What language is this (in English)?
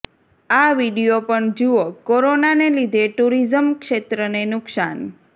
Gujarati